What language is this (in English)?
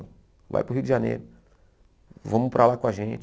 Portuguese